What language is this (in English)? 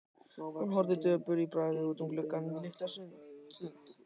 Icelandic